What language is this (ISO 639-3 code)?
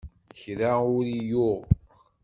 kab